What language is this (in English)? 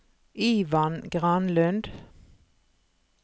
Norwegian